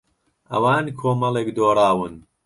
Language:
Central Kurdish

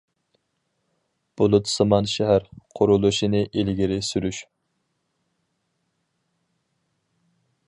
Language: Uyghur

